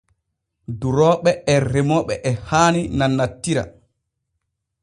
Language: Borgu Fulfulde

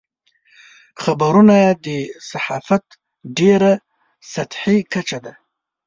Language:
Pashto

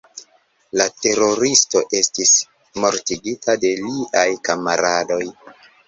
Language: Esperanto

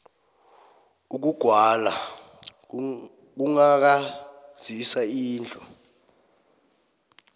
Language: South Ndebele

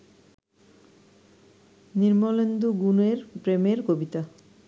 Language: Bangla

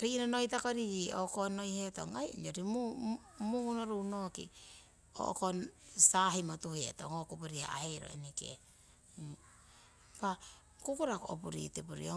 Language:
Siwai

